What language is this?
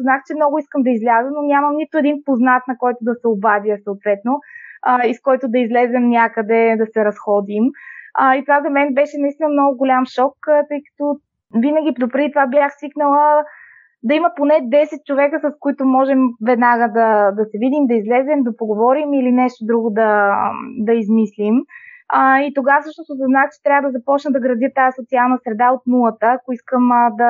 Bulgarian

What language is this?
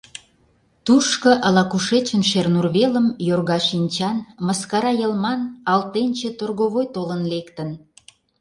Mari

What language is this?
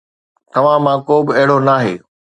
Sindhi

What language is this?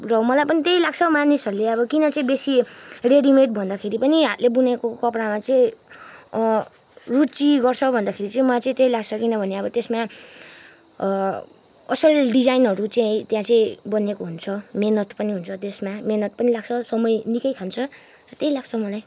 Nepali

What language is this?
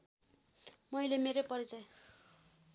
Nepali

